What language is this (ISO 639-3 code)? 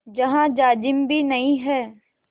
hin